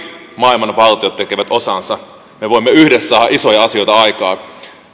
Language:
Finnish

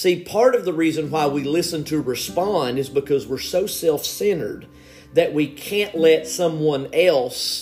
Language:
English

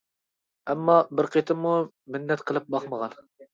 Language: Uyghur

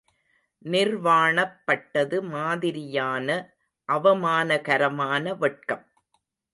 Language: Tamil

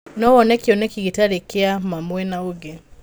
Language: Kikuyu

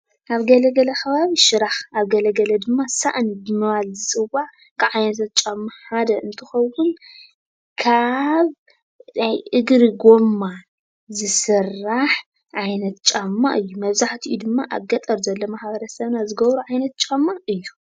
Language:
Tigrinya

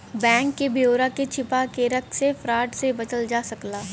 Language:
Bhojpuri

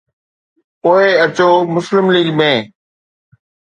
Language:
Sindhi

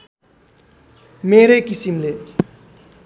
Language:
Nepali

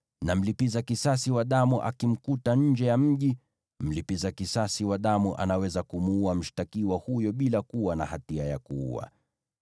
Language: Swahili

